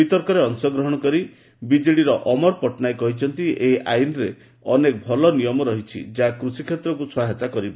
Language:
Odia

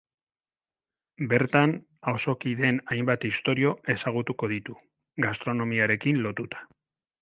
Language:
Basque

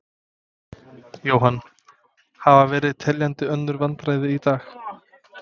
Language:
Icelandic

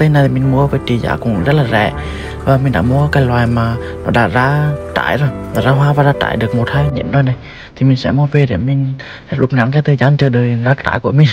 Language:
Vietnamese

